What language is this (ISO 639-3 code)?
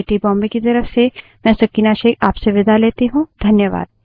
hin